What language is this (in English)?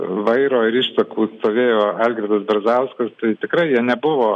Lithuanian